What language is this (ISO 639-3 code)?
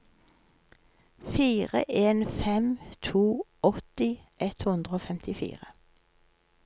nor